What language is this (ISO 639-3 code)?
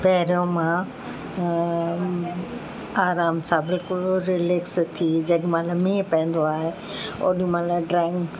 snd